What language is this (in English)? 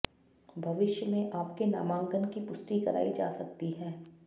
Sanskrit